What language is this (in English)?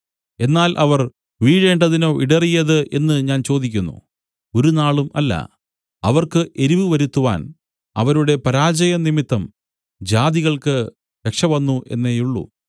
Malayalam